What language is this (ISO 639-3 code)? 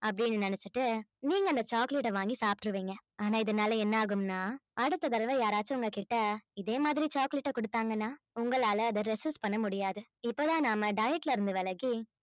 tam